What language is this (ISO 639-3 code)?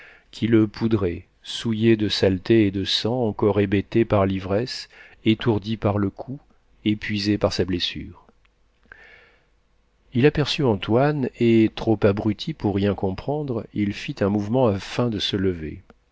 fra